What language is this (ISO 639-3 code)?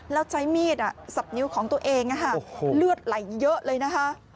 tha